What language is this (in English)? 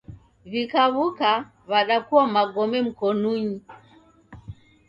Taita